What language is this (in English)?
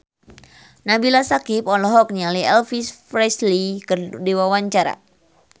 Sundanese